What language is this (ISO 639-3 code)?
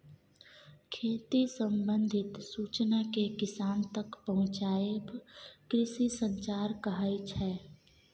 mai